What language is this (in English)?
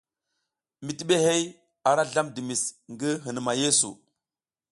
South Giziga